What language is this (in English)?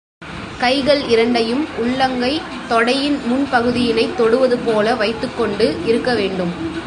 Tamil